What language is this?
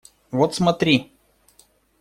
Russian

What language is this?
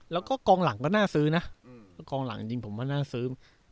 Thai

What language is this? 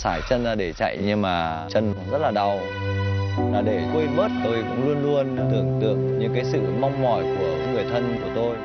Vietnamese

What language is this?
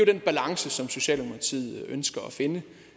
Danish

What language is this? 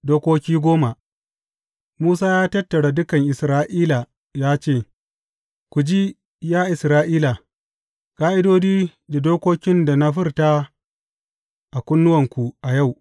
Hausa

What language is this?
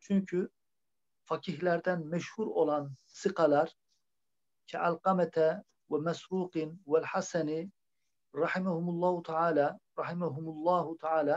Turkish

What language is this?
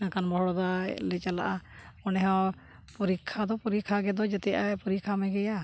Santali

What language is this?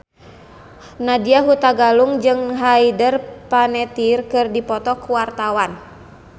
Sundanese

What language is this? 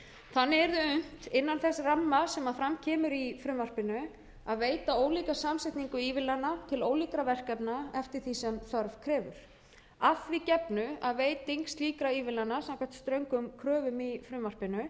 Icelandic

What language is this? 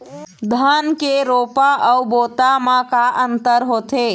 Chhattisgarhi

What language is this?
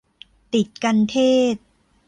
Thai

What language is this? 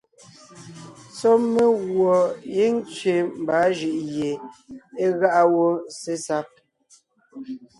Ngiemboon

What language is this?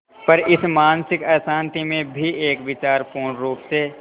Hindi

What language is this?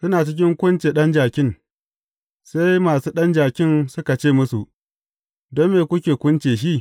Hausa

